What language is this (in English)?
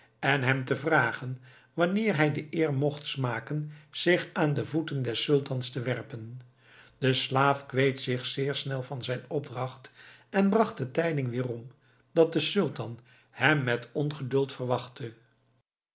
Dutch